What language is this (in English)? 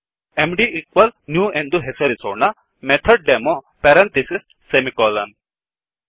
Kannada